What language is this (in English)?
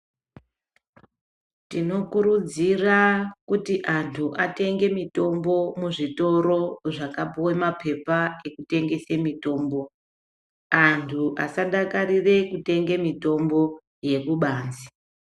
Ndau